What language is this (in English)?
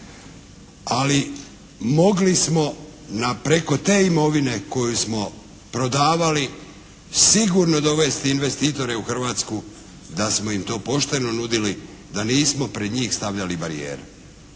Croatian